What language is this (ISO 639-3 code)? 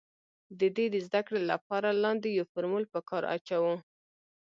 pus